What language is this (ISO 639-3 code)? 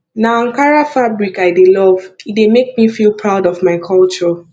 pcm